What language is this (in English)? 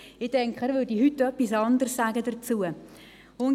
Swiss German